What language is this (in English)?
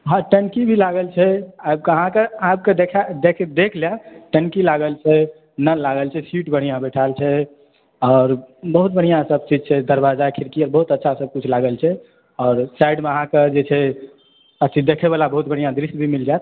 Maithili